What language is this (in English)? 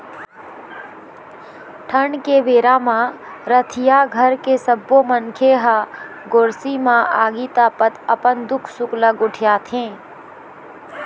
Chhattisgarhi